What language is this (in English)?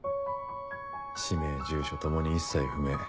Japanese